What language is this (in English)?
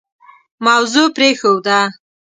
Pashto